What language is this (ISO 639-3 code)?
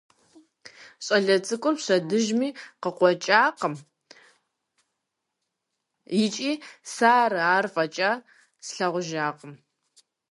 kbd